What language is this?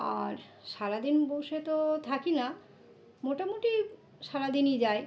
Bangla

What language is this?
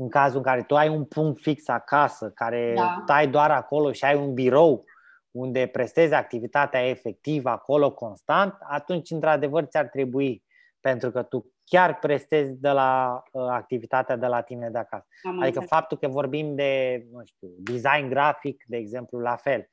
Romanian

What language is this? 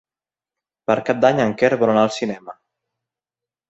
Catalan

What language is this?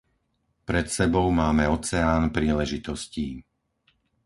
Slovak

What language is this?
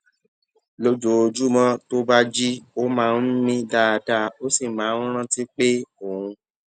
Yoruba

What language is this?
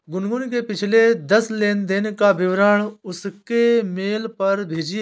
Hindi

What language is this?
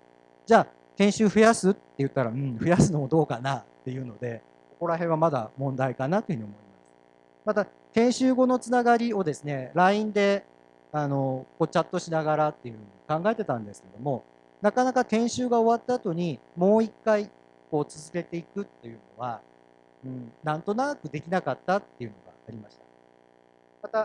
Japanese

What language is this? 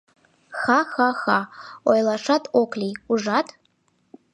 Mari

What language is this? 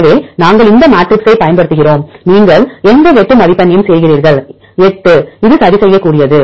Tamil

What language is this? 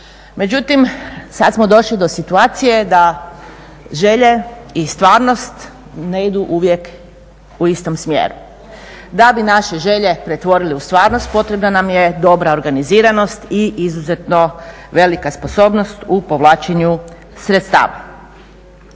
Croatian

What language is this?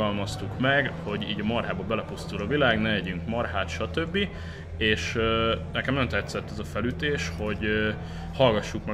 Hungarian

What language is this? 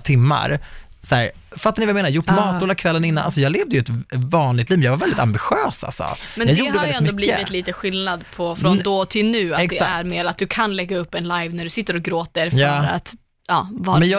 Swedish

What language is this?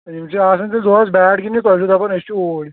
Kashmiri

